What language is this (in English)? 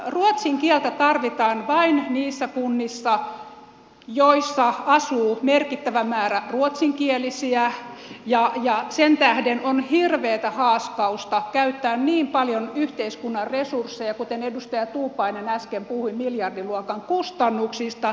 Finnish